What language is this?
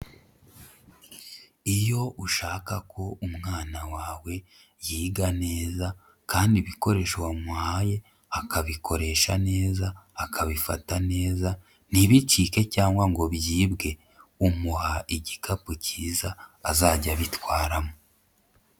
Kinyarwanda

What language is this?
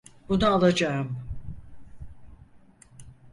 Turkish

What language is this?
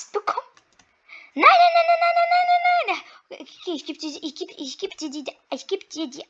German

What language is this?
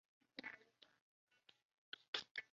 Chinese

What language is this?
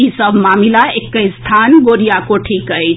Maithili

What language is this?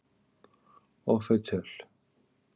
Icelandic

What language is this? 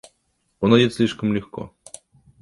Russian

